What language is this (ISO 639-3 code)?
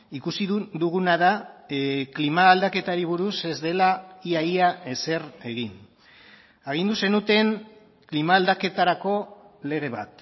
eus